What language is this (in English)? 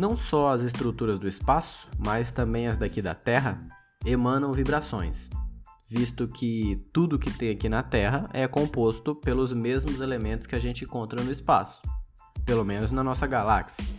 Portuguese